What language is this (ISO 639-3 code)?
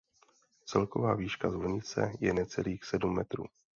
ces